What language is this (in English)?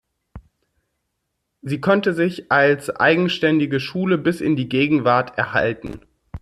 German